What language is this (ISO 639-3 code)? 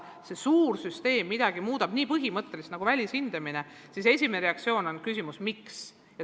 est